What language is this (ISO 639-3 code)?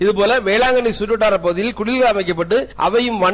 tam